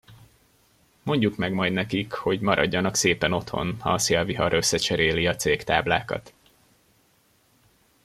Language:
Hungarian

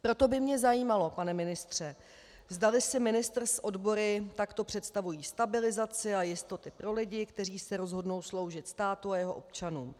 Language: Czech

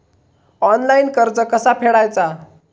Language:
Marathi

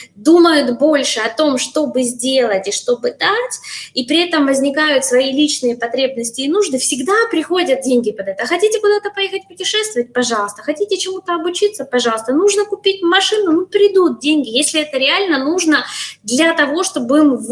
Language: Russian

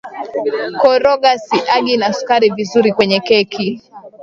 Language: Swahili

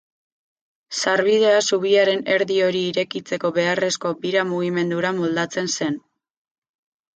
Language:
Basque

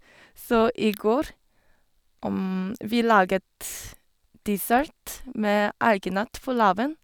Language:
Norwegian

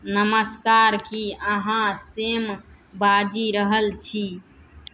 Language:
Maithili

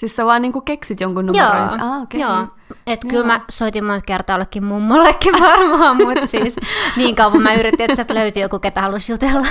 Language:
Finnish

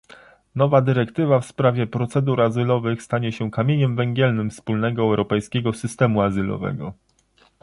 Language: Polish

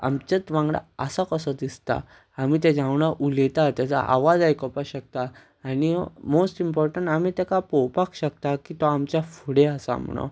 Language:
Konkani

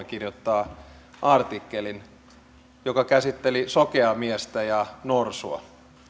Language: Finnish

